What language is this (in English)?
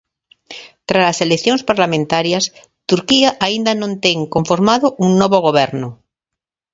Galician